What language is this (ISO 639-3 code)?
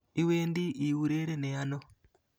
kln